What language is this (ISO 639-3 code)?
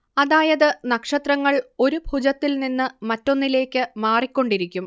mal